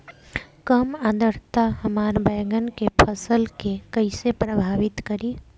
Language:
Bhojpuri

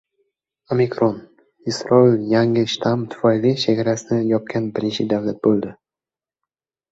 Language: Uzbek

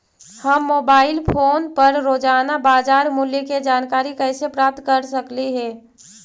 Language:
Magahi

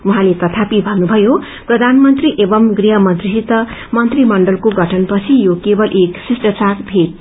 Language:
Nepali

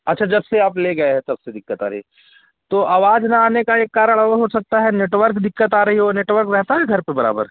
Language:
Hindi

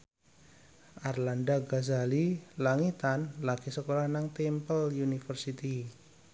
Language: Javanese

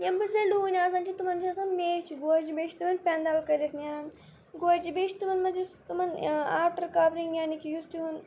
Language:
Kashmiri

